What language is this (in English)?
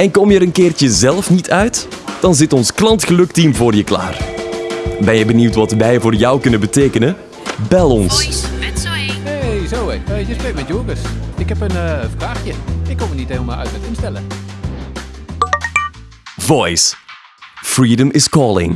Dutch